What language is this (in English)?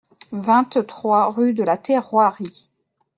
French